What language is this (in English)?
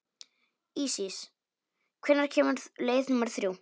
Icelandic